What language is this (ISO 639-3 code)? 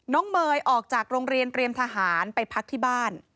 tha